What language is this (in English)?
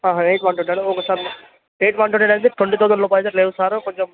Telugu